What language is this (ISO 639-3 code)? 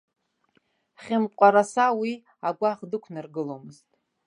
abk